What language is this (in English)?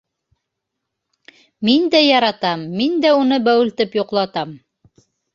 Bashkir